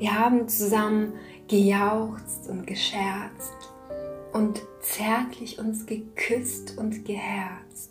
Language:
German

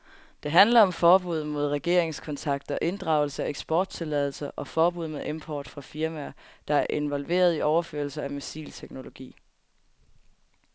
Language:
Danish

